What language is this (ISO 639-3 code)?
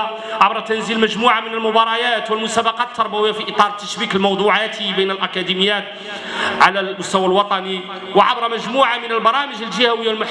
ara